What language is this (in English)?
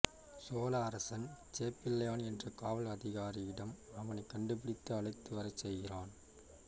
Tamil